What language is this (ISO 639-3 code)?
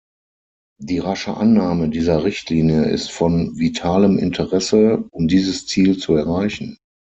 deu